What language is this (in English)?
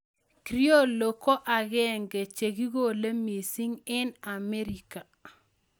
Kalenjin